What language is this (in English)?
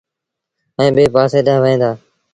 Sindhi Bhil